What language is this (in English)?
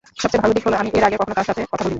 Bangla